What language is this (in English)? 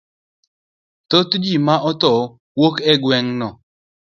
Luo (Kenya and Tanzania)